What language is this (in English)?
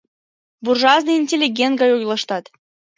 Mari